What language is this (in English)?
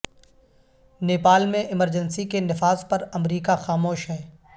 Urdu